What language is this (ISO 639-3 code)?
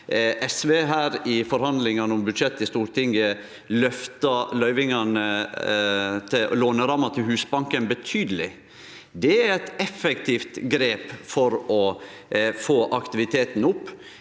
nor